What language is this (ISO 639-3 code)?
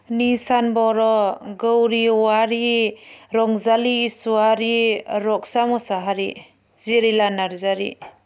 brx